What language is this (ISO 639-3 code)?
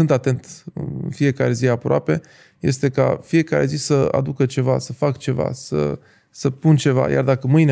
ron